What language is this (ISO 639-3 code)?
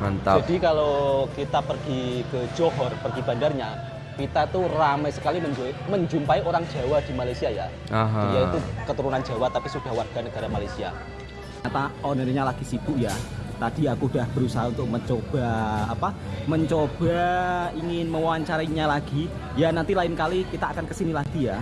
ind